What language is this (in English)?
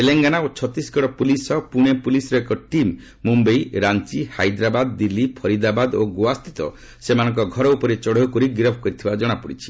Odia